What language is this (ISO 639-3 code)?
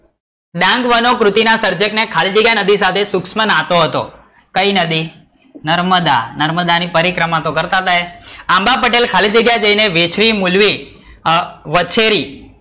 guj